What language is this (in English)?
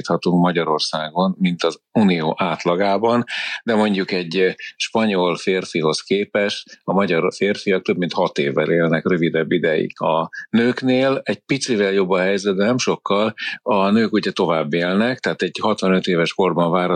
Hungarian